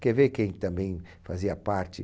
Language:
Portuguese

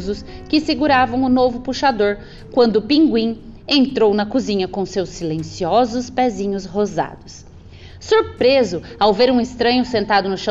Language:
Portuguese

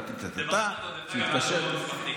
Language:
Hebrew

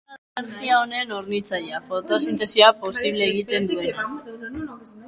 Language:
Basque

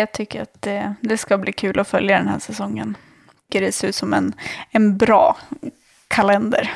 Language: Swedish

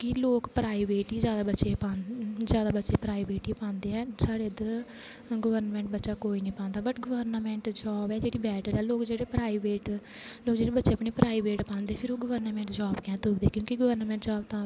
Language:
Dogri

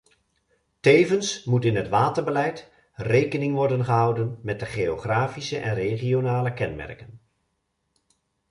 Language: Dutch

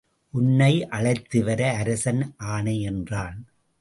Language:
Tamil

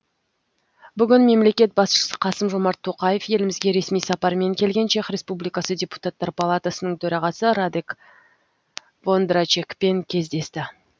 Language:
Kazakh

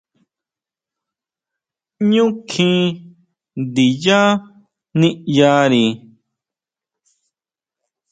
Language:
Huautla Mazatec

